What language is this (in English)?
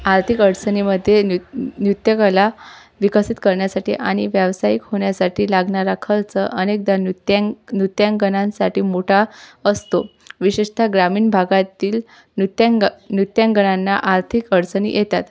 Marathi